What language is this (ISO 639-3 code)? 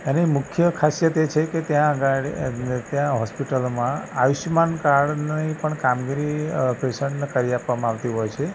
guj